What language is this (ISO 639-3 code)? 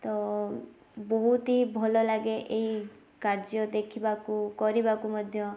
ori